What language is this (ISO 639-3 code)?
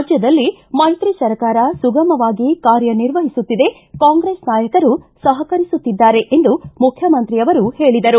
kan